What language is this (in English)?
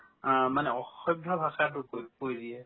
Assamese